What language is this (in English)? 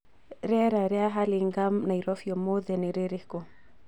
Kikuyu